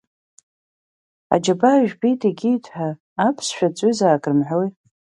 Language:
Abkhazian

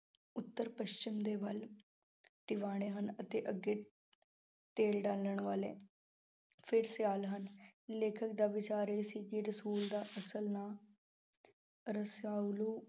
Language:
Punjabi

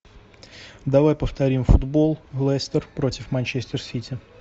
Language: Russian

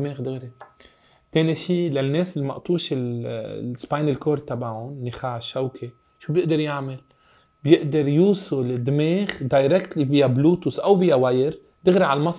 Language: Arabic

